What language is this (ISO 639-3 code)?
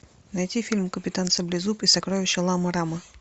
rus